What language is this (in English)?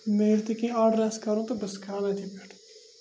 Kashmiri